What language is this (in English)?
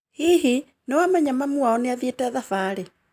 Kikuyu